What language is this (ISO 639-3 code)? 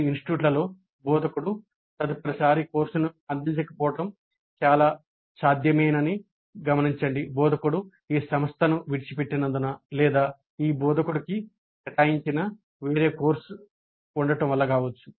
tel